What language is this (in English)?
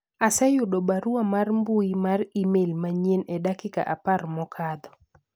Luo (Kenya and Tanzania)